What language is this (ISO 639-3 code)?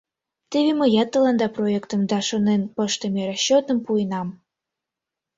chm